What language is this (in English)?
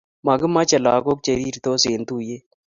Kalenjin